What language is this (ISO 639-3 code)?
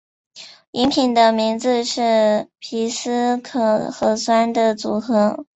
zho